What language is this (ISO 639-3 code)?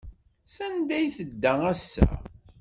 kab